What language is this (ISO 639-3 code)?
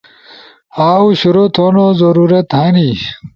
ush